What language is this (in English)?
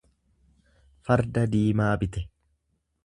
Oromo